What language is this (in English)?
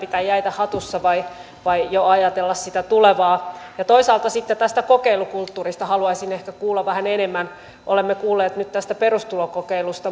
Finnish